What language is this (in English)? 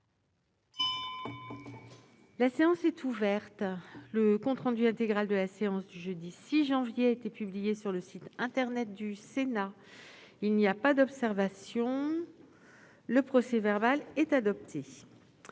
French